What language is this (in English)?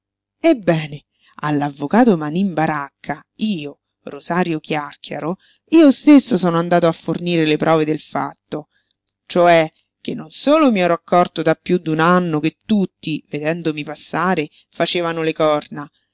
Italian